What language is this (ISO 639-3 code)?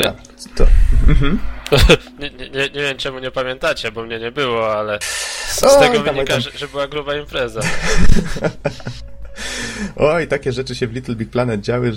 pol